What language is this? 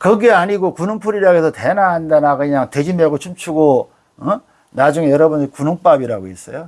Korean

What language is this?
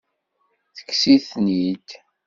Kabyle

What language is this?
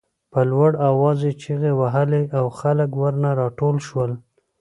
Pashto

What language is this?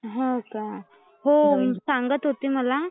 Marathi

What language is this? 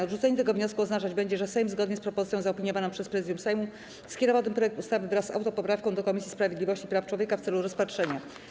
Polish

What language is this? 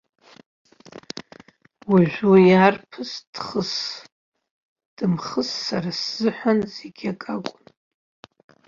Abkhazian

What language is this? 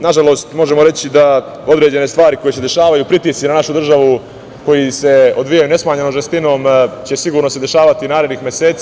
Serbian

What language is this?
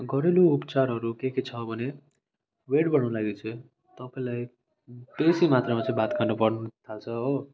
Nepali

